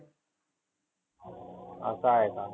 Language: Marathi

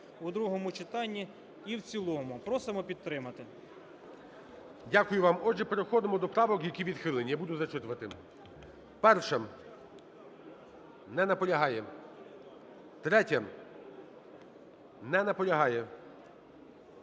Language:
Ukrainian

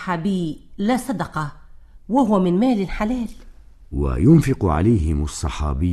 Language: Arabic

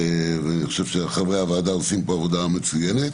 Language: Hebrew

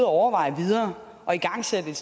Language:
Danish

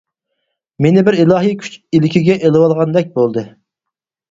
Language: Uyghur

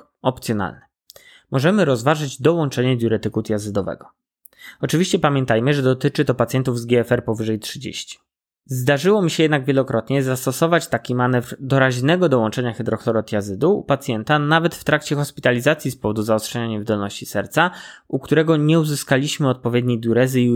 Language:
Polish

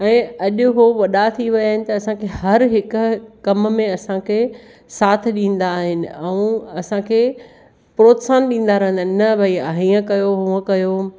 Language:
Sindhi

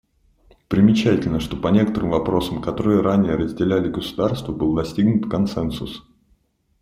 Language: Russian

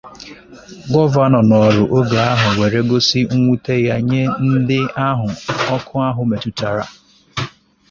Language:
Igbo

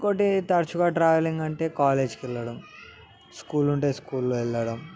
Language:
Telugu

